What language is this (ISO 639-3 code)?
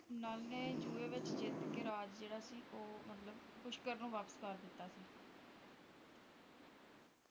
pan